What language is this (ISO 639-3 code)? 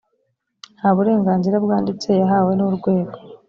kin